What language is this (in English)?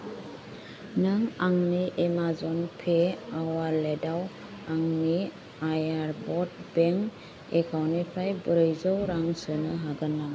Bodo